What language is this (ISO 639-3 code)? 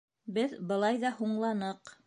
bak